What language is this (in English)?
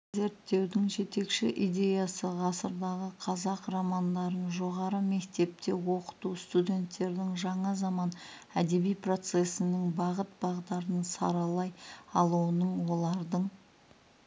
Kazakh